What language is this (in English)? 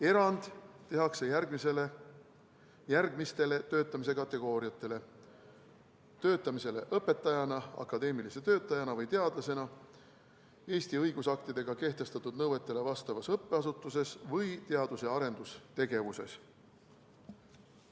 Estonian